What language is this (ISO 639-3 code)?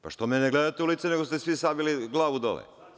srp